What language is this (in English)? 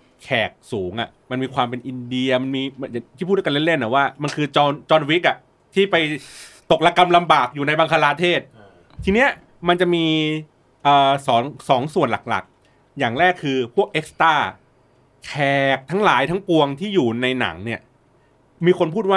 Thai